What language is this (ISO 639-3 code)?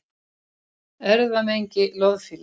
isl